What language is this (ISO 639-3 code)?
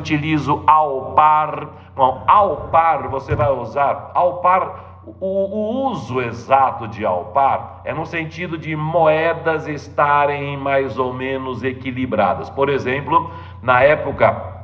por